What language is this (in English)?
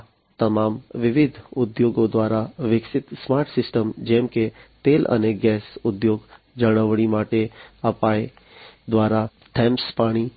Gujarati